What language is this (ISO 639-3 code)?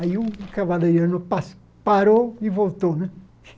por